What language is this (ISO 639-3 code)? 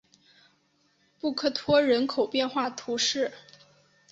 zho